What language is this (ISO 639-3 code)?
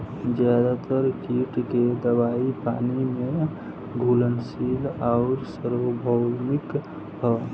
bho